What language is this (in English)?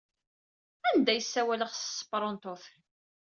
Kabyle